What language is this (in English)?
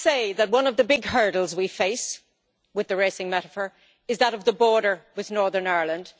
English